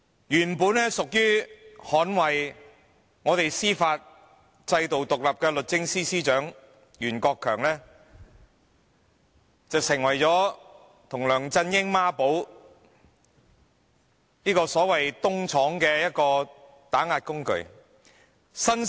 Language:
Cantonese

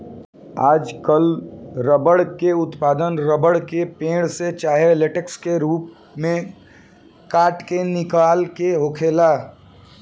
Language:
Bhojpuri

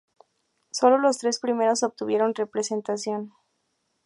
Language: Spanish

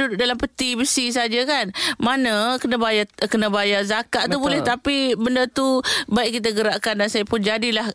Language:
Malay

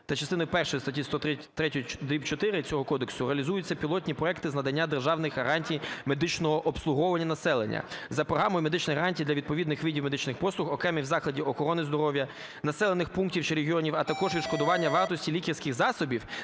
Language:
Ukrainian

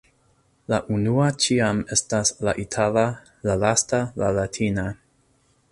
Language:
Esperanto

